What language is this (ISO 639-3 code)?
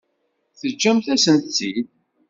kab